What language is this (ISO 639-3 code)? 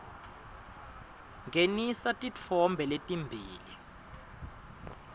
ssw